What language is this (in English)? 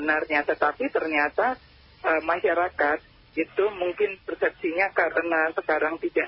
Indonesian